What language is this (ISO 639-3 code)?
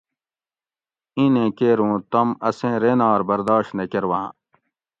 gwc